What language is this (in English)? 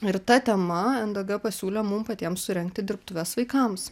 Lithuanian